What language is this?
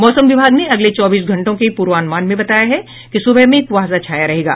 Hindi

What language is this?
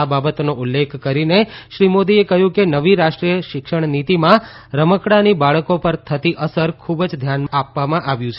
Gujarati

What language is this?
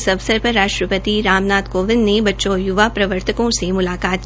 Hindi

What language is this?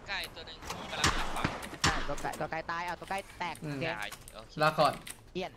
Thai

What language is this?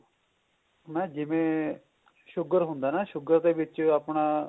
Punjabi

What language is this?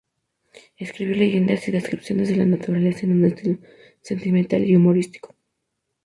Spanish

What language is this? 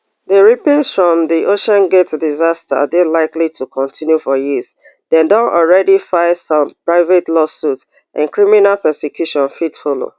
Nigerian Pidgin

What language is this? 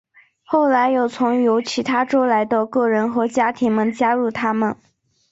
Chinese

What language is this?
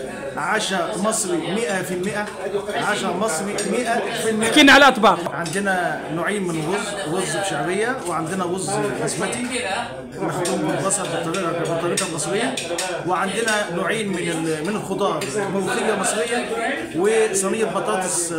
Arabic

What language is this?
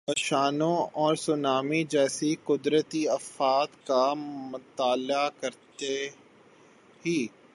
Urdu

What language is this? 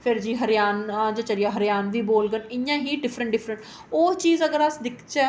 Dogri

